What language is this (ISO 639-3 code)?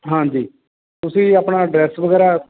pan